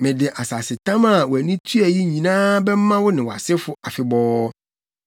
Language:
Akan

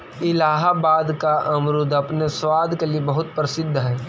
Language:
Magahi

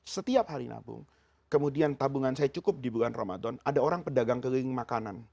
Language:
Indonesian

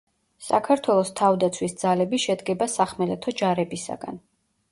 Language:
Georgian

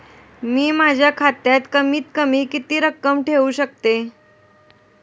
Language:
Marathi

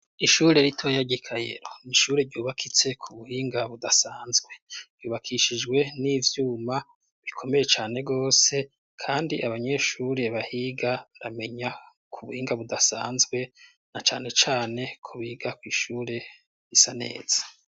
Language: Rundi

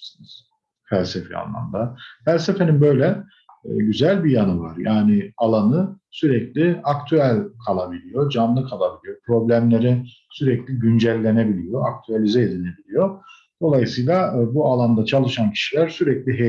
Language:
Turkish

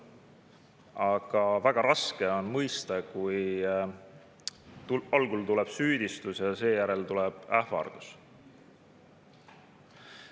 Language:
Estonian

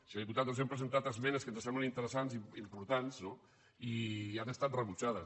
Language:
Catalan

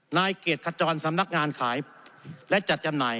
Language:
Thai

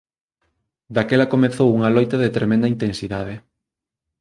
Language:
Galician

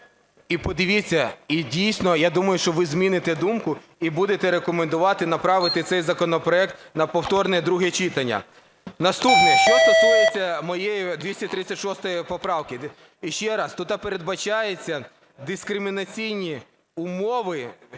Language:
Ukrainian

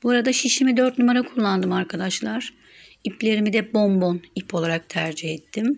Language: Turkish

